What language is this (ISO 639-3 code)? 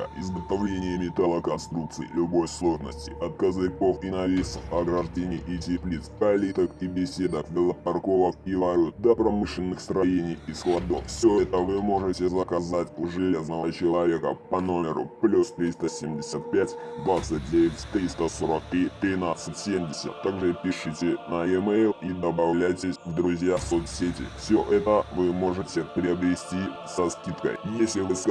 rus